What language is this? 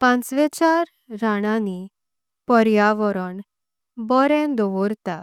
Konkani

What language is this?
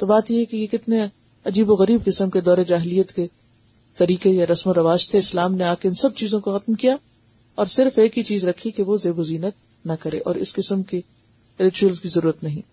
Urdu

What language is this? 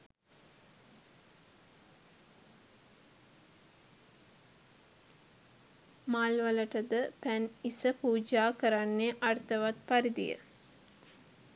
Sinhala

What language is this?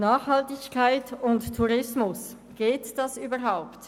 Swiss German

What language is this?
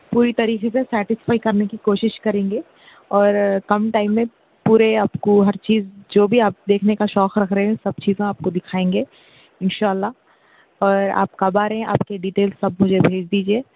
Urdu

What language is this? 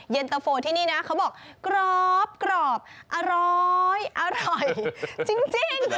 Thai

